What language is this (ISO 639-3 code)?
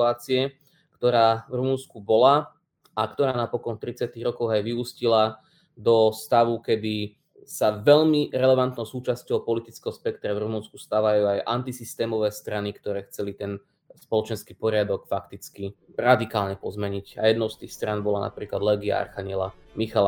slk